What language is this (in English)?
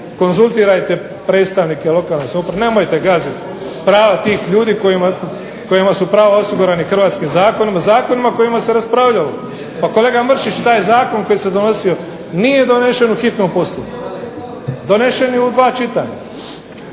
Croatian